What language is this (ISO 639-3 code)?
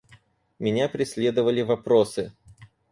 rus